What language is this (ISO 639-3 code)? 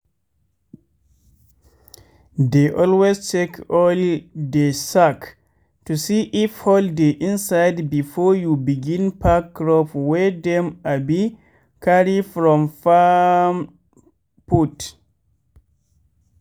pcm